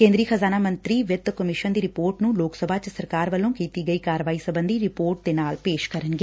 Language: Punjabi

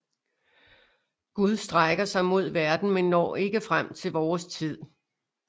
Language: Danish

